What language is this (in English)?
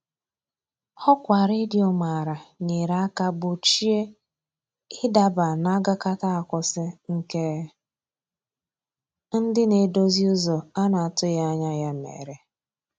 Igbo